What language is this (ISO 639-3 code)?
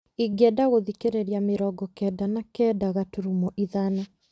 kik